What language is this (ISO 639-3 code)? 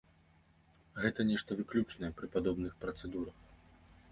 bel